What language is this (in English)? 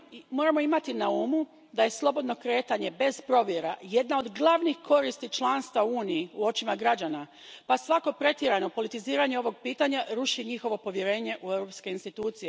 Croatian